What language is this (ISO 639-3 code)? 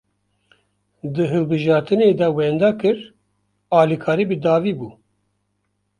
kur